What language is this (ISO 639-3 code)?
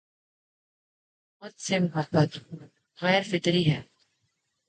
urd